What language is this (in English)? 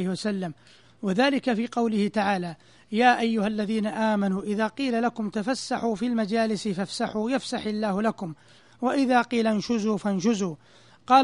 Arabic